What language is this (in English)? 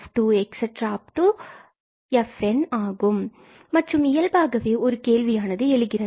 Tamil